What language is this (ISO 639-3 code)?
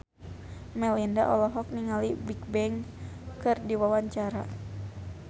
sun